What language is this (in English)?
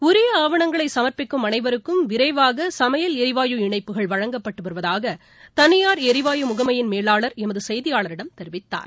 Tamil